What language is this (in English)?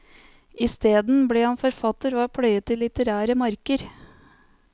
Norwegian